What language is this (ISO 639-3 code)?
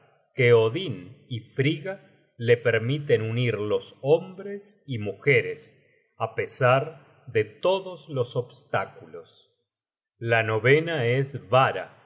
spa